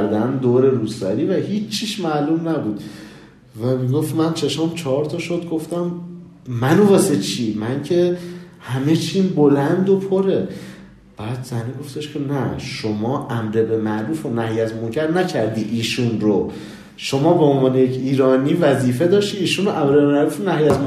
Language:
Persian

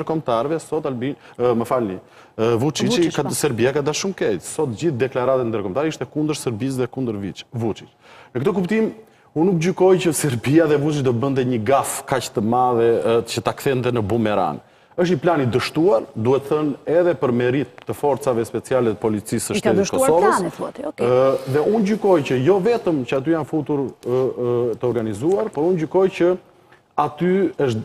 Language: Romanian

